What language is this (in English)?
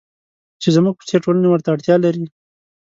Pashto